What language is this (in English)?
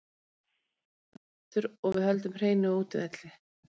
Icelandic